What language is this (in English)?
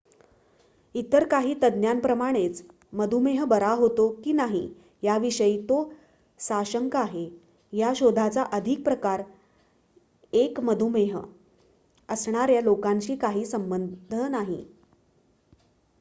Marathi